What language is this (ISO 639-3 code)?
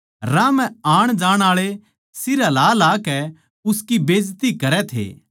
bgc